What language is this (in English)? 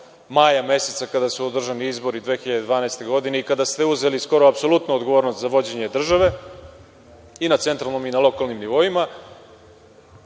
Serbian